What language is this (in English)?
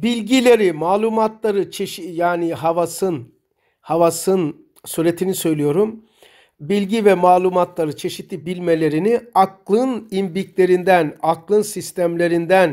Turkish